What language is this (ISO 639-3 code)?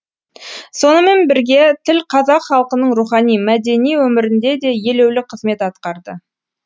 kaz